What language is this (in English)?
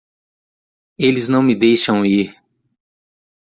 Portuguese